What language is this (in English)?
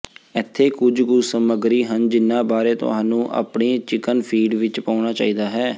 Punjabi